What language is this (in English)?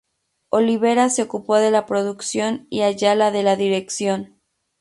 Spanish